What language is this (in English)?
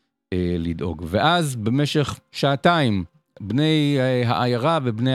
Hebrew